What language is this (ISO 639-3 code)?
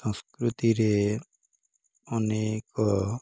ori